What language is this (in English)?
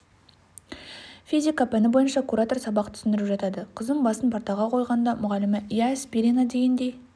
Kazakh